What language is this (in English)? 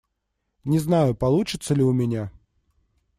Russian